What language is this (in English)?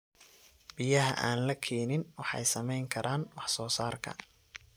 Somali